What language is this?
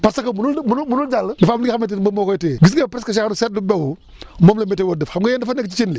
Wolof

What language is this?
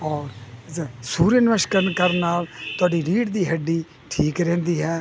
Punjabi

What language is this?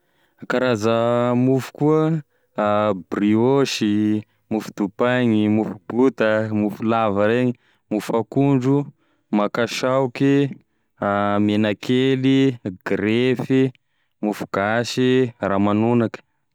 Tesaka Malagasy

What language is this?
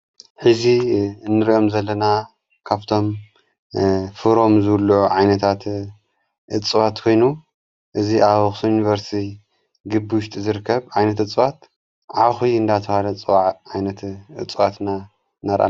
Tigrinya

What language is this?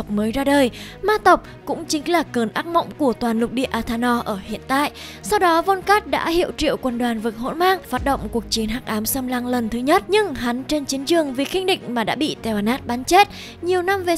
Vietnamese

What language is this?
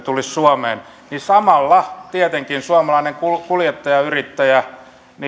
Finnish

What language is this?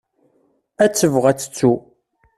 Kabyle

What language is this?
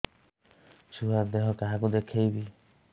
Odia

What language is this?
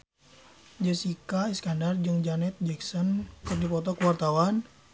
Sundanese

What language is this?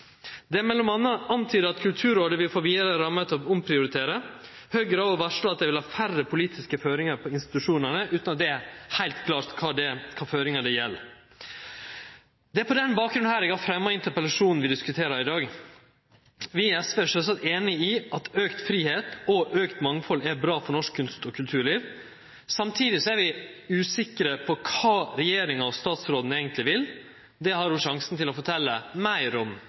Norwegian Nynorsk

